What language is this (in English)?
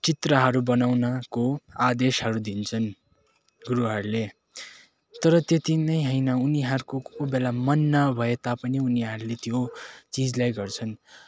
Nepali